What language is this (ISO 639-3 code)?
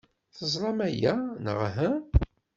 kab